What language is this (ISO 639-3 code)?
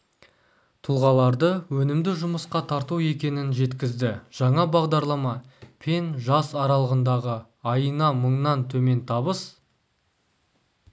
kaz